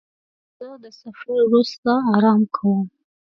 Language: Pashto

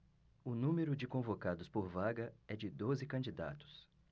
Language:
Portuguese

